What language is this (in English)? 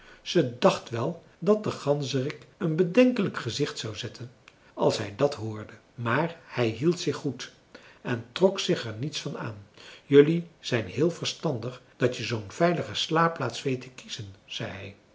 Dutch